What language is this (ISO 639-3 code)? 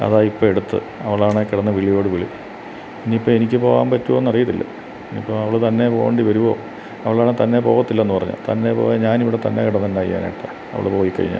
mal